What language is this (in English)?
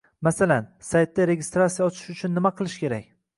Uzbek